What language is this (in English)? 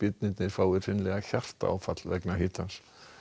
Icelandic